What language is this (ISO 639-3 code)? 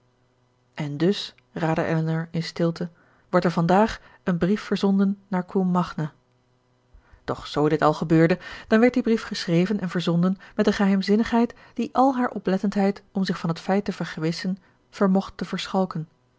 nld